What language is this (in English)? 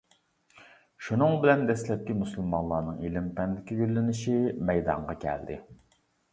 Uyghur